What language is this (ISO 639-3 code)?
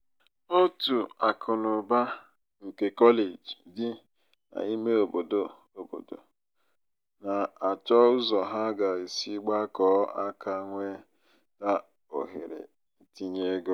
ibo